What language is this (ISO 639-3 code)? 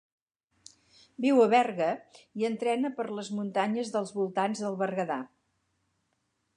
cat